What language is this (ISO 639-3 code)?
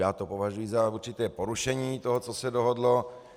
ces